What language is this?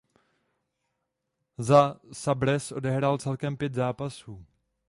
Czech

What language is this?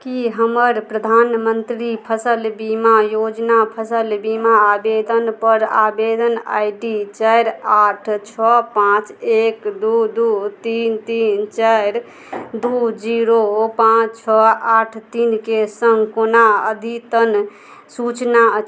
Maithili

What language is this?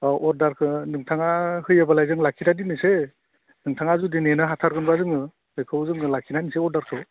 Bodo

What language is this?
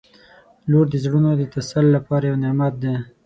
Pashto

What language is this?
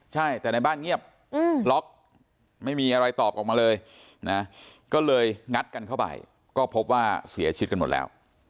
Thai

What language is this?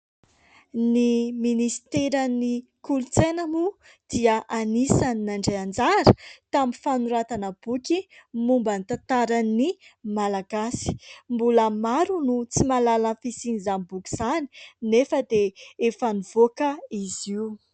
Malagasy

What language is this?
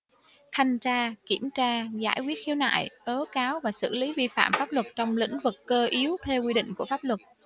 Vietnamese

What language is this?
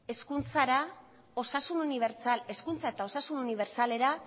Basque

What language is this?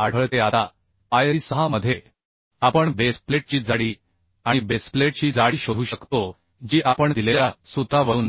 Marathi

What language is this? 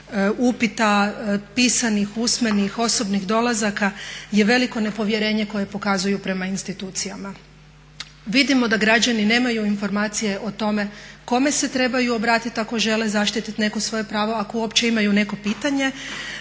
Croatian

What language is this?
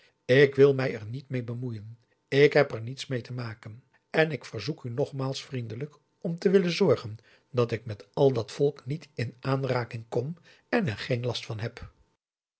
Dutch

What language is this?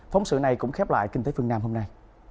Vietnamese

